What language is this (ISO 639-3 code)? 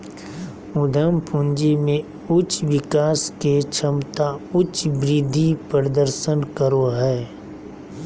mag